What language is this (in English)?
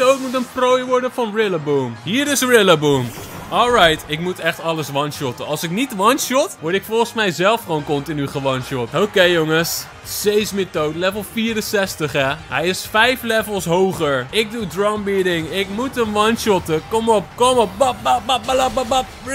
Dutch